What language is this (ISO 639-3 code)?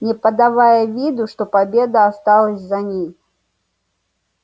rus